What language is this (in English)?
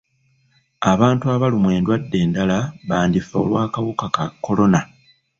Ganda